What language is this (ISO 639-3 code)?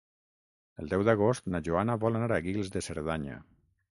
cat